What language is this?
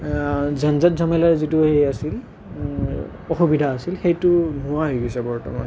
Assamese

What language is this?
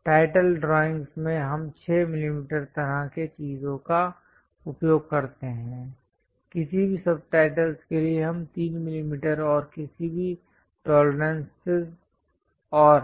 Hindi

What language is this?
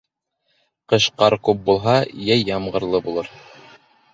Bashkir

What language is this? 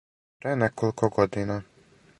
Serbian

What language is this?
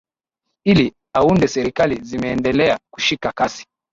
Swahili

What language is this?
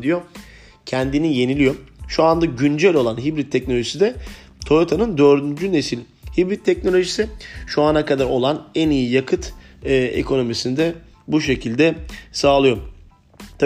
Turkish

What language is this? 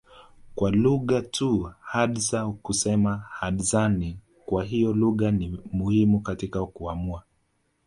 Swahili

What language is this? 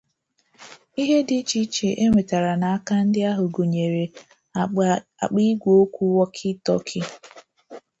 Igbo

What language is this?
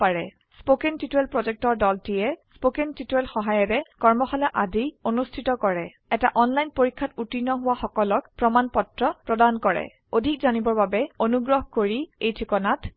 Assamese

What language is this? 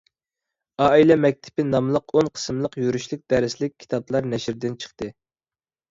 Uyghur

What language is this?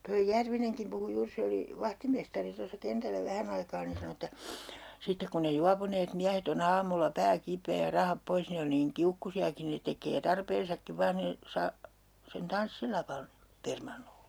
Finnish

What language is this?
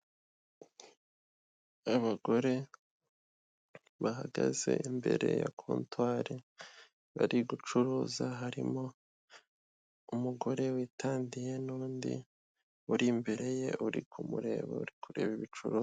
Kinyarwanda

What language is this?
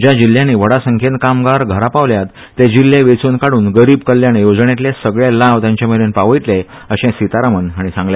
Konkani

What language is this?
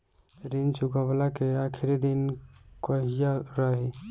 Bhojpuri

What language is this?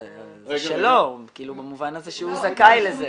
Hebrew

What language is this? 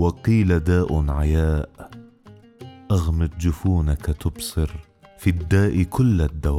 Arabic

